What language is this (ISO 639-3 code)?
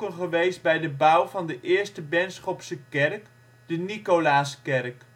nld